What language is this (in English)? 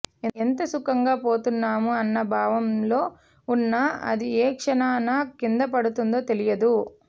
Telugu